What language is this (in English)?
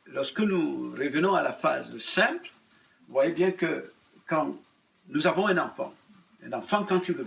French